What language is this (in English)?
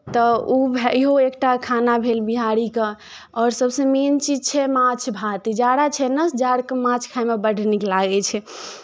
Maithili